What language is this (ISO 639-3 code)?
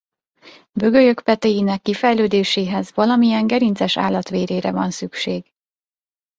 hun